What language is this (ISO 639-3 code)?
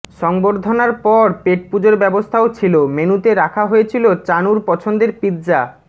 ben